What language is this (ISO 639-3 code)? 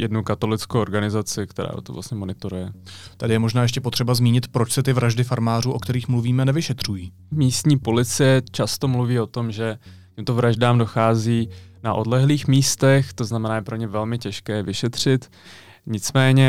ces